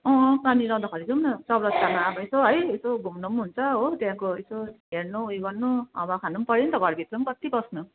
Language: Nepali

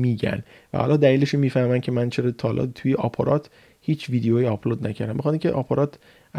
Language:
Persian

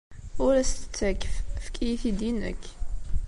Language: Kabyle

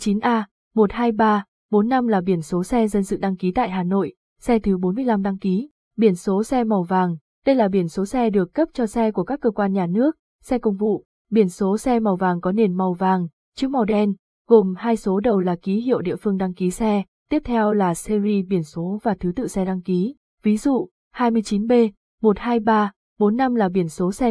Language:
Vietnamese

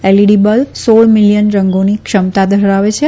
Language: Gujarati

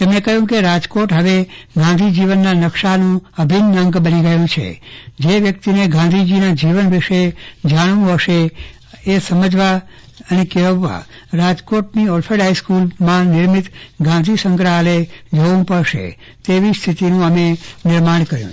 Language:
Gujarati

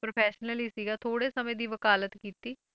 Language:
Punjabi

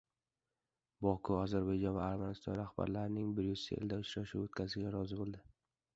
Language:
Uzbek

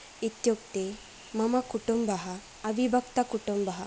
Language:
Sanskrit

